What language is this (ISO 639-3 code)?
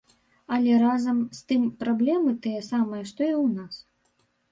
bel